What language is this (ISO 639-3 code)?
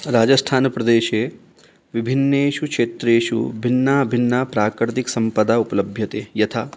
san